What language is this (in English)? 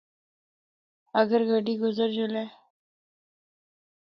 Northern Hindko